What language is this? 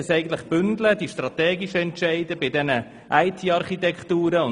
Swiss German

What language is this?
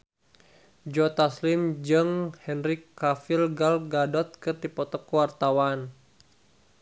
Sundanese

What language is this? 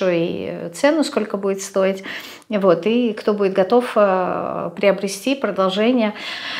Russian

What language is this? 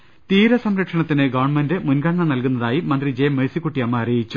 Malayalam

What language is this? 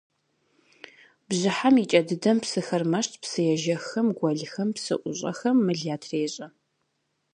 Kabardian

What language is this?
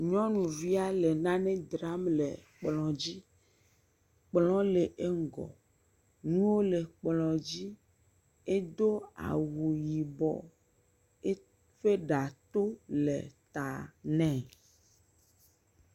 Ewe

